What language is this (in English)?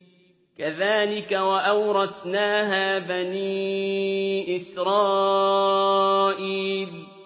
Arabic